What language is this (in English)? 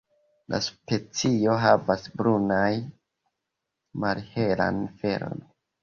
Esperanto